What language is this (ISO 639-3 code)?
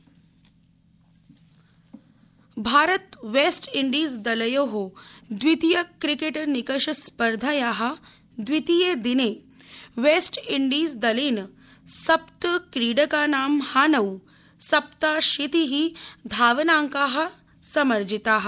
san